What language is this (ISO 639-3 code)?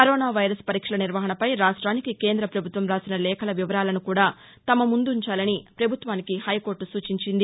tel